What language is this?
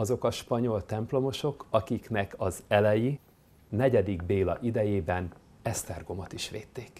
Hungarian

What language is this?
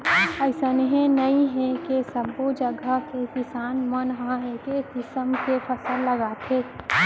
Chhattisgarhi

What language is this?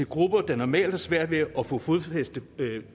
Danish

